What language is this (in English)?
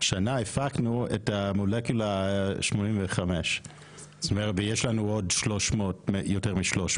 Hebrew